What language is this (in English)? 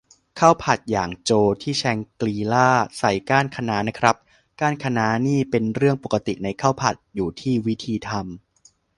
Thai